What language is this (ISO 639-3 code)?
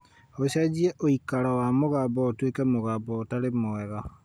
kik